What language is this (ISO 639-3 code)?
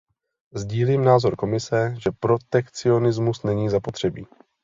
ces